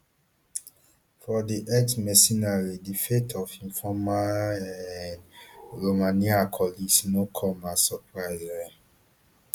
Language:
Nigerian Pidgin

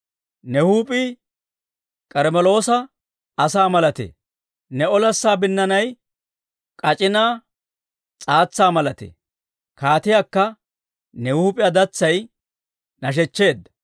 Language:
Dawro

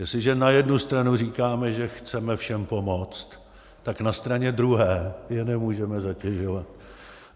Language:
Czech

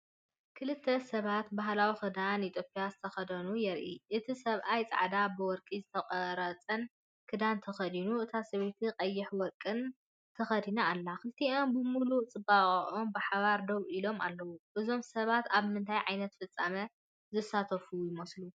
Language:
Tigrinya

